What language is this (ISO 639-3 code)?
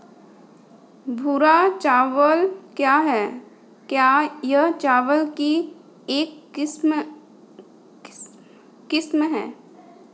hin